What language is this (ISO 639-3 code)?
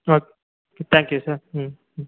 tam